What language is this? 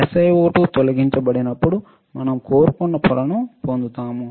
Telugu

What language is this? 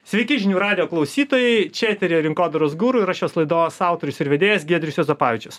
Lithuanian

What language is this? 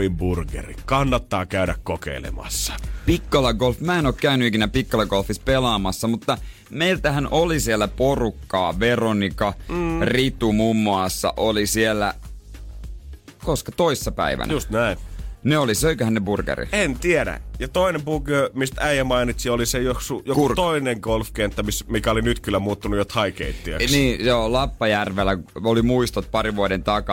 Finnish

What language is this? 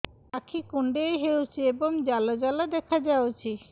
Odia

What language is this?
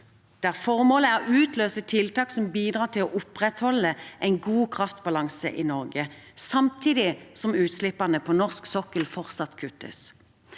Norwegian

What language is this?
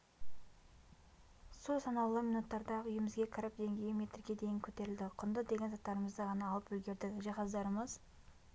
Kazakh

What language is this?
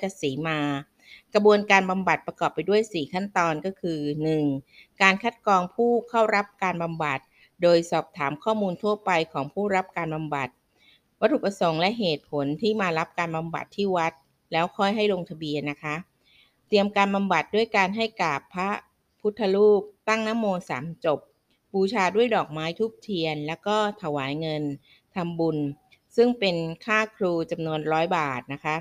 Thai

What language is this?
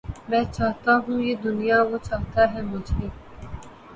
Urdu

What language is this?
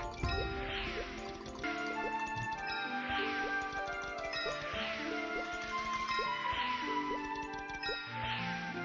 Korean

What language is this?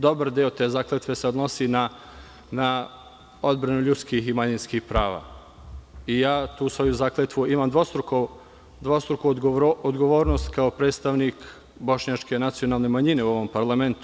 Serbian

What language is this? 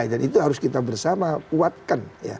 Indonesian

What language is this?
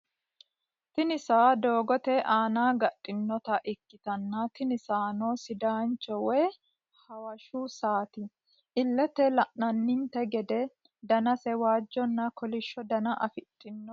Sidamo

